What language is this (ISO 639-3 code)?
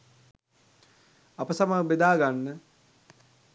sin